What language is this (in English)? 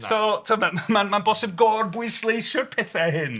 Welsh